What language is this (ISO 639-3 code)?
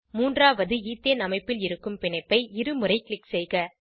tam